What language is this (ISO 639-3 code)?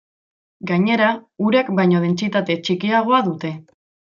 eus